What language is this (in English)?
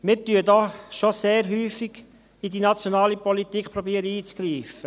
Swiss German